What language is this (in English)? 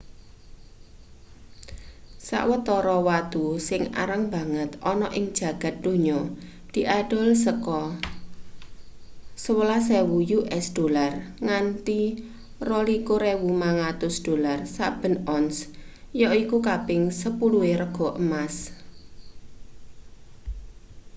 Javanese